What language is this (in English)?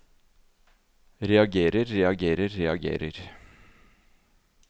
Norwegian